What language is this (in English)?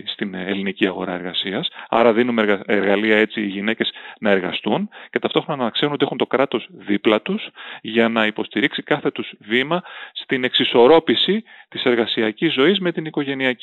Greek